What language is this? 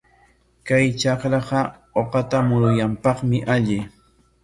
Corongo Ancash Quechua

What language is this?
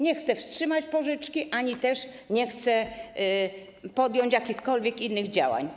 Polish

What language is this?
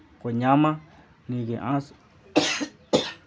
Santali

